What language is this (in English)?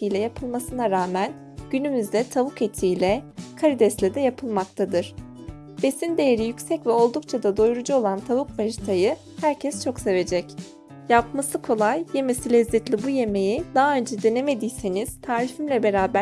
Turkish